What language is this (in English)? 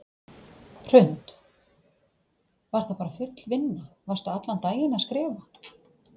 Icelandic